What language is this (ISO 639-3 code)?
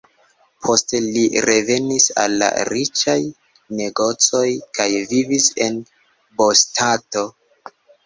epo